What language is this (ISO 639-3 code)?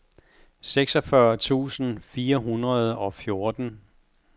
dan